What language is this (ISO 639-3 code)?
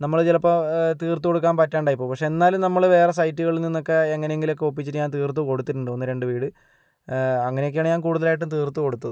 mal